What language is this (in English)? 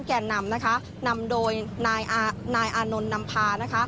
Thai